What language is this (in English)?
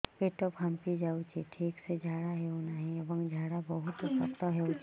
Odia